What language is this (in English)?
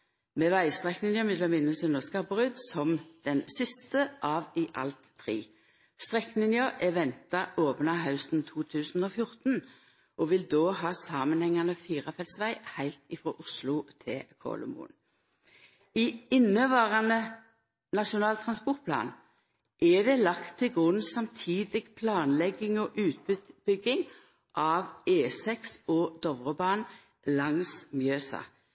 Norwegian Nynorsk